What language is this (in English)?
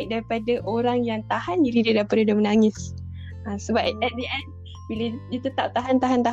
Malay